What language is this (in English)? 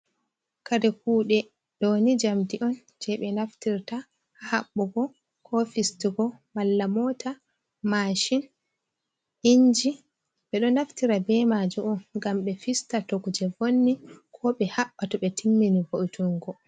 Fula